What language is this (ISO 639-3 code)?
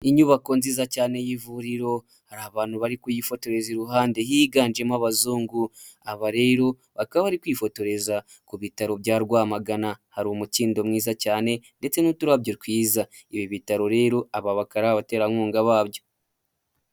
kin